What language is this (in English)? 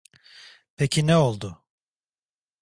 Turkish